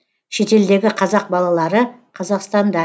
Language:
Kazakh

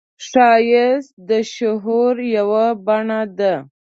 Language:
Pashto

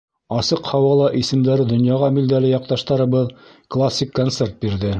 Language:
Bashkir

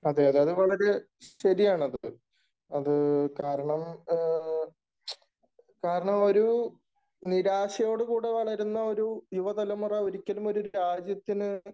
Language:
Malayalam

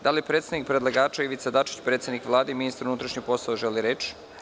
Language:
Serbian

